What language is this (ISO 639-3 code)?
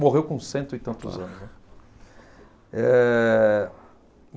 por